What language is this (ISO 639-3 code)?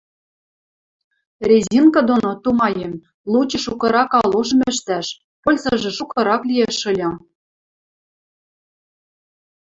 mrj